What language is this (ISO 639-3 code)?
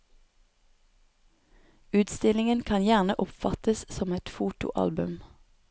nor